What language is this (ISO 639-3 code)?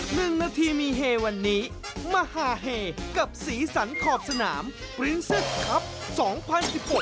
tha